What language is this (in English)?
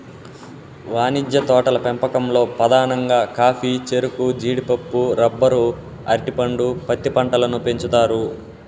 Telugu